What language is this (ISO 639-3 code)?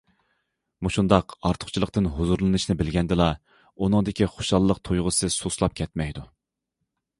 uig